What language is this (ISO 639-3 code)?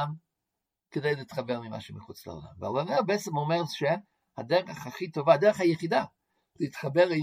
heb